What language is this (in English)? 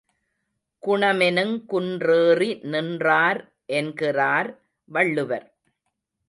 Tamil